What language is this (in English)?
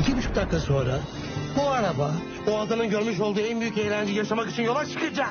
Turkish